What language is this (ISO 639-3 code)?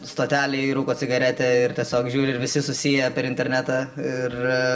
lit